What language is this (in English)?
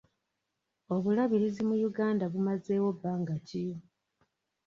Ganda